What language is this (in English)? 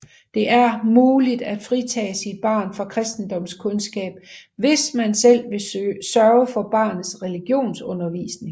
Danish